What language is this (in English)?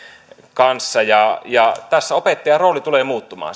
Finnish